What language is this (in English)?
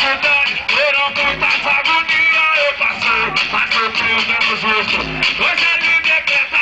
Arabic